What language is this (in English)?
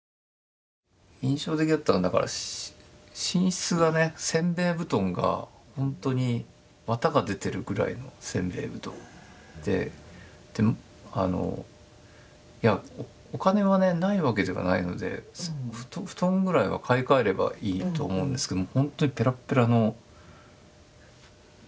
Japanese